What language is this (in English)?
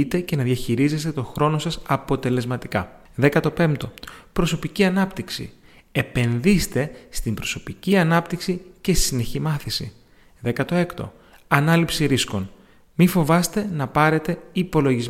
Greek